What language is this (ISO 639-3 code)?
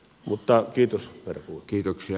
fin